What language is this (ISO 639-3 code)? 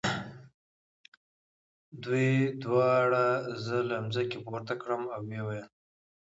pus